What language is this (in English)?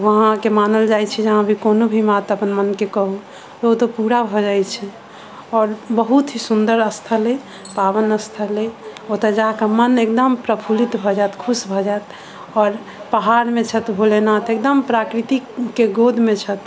Maithili